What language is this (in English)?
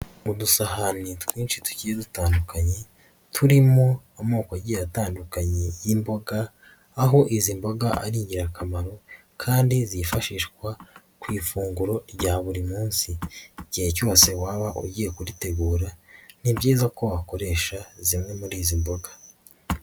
Kinyarwanda